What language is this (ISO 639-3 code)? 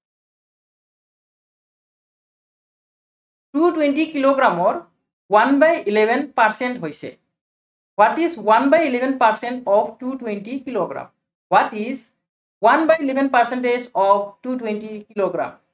asm